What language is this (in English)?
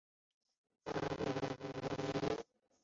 Chinese